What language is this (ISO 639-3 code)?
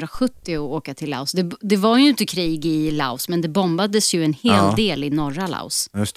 swe